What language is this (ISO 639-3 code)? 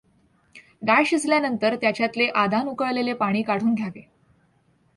mar